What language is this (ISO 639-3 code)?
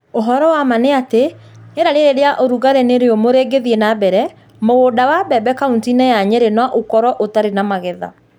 kik